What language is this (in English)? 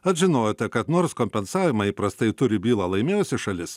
Lithuanian